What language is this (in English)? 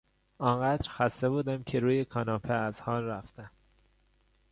Persian